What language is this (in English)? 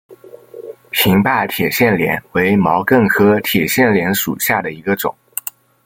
Chinese